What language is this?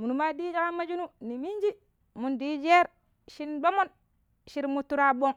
Pero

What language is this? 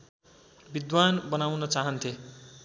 Nepali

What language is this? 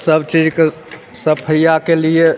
Maithili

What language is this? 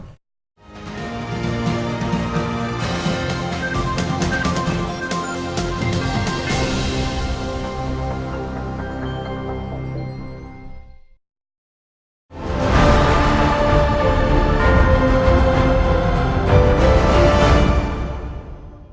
Vietnamese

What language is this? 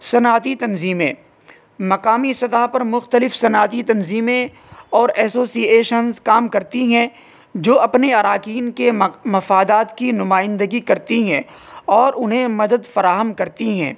Urdu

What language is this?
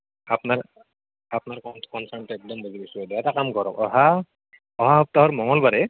Assamese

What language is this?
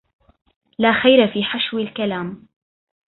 Arabic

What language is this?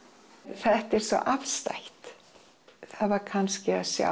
Icelandic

